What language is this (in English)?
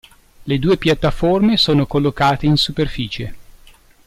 Italian